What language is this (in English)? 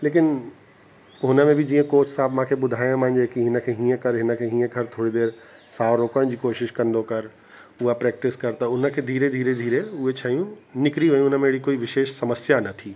Sindhi